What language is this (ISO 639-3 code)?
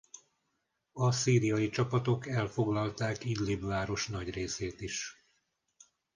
hun